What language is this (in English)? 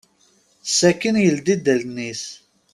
Kabyle